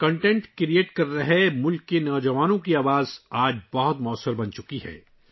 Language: Urdu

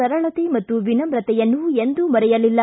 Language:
Kannada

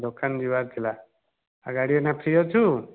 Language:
Odia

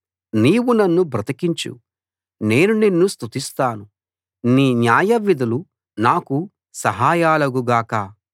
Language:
Telugu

